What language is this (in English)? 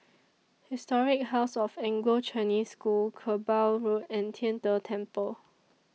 English